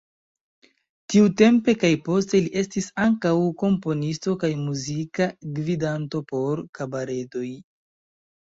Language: Esperanto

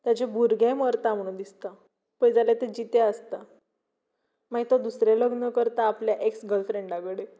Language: Konkani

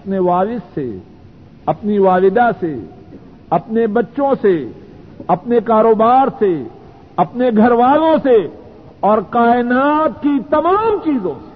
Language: Urdu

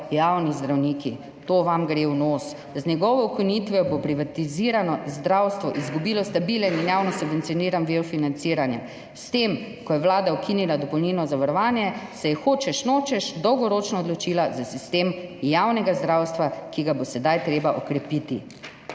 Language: Slovenian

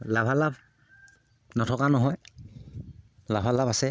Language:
Assamese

